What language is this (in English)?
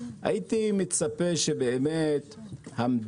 Hebrew